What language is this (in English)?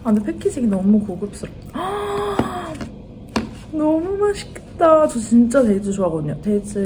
Korean